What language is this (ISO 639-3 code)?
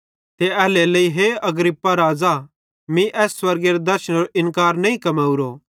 bhd